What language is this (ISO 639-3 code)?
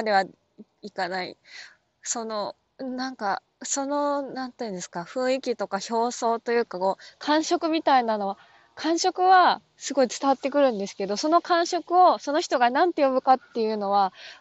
jpn